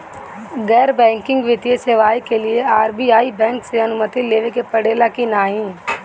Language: Bhojpuri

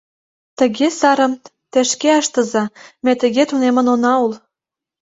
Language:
Mari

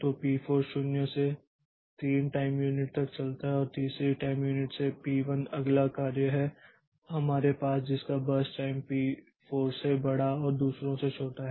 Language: Hindi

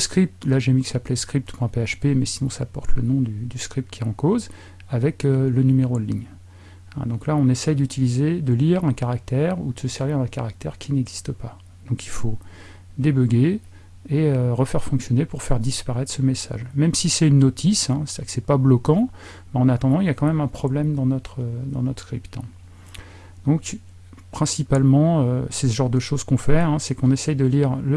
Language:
French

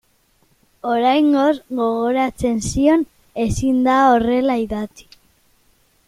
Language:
Basque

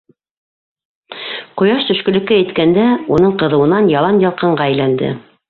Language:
Bashkir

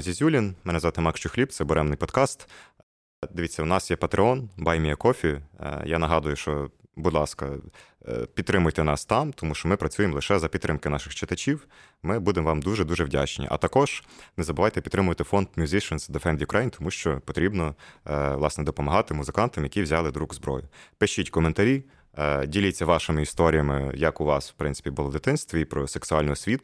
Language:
Ukrainian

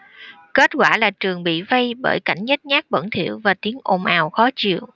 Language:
Vietnamese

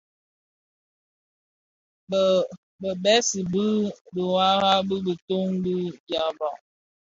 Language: Bafia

